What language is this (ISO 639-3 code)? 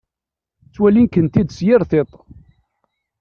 kab